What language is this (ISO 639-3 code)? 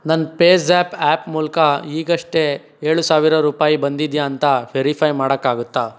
kan